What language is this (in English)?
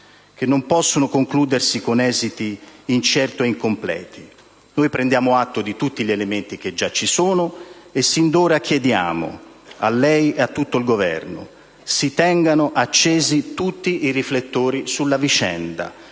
Italian